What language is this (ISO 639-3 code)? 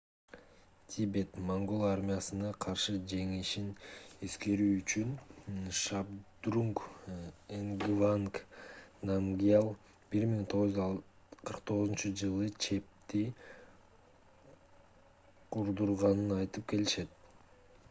kir